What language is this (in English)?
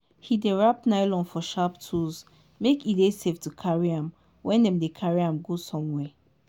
Nigerian Pidgin